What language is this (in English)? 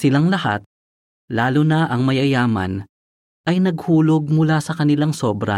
Filipino